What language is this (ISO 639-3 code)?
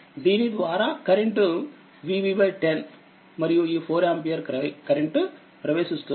tel